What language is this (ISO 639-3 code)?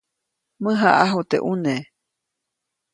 zoc